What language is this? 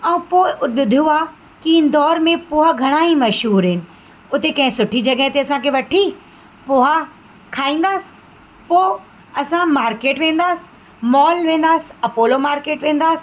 Sindhi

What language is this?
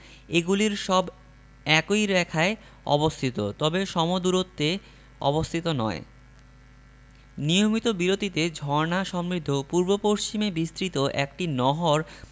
Bangla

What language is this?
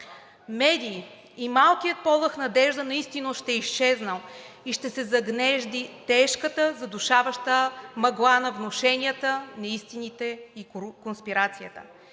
Bulgarian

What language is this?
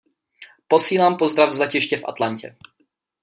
Czech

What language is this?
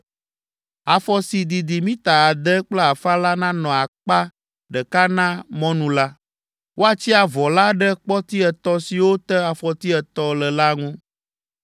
Ewe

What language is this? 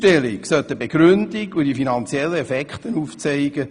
Swiss German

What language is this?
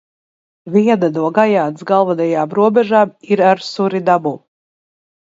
Latvian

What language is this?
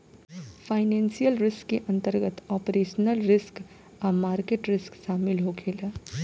Bhojpuri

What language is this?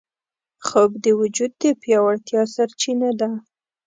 Pashto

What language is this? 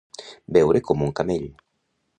Catalan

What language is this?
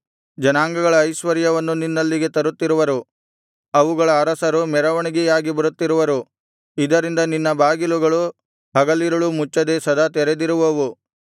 Kannada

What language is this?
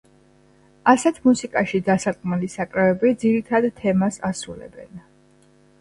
Georgian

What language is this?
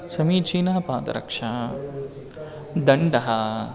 Sanskrit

